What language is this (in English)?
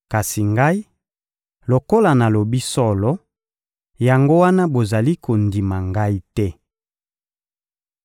Lingala